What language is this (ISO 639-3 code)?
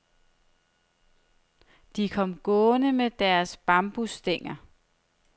dan